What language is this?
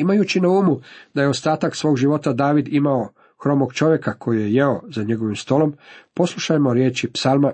Croatian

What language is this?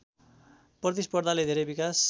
Nepali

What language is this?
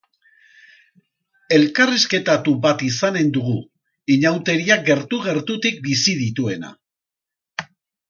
Basque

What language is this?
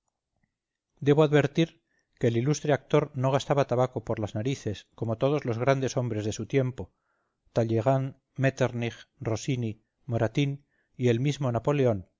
Spanish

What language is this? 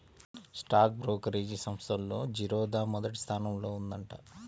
Telugu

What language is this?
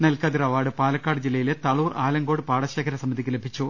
Malayalam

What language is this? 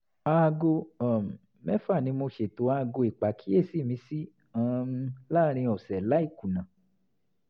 Yoruba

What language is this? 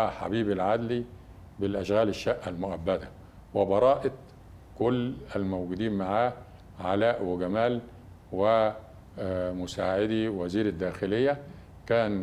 Arabic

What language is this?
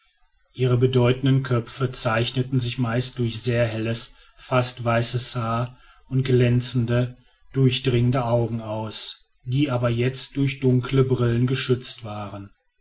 German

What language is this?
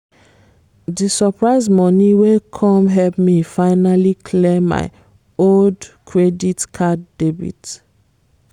Nigerian Pidgin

